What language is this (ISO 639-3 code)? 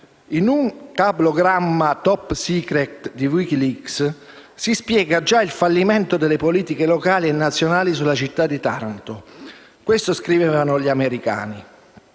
ita